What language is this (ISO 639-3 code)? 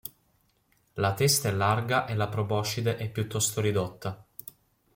ita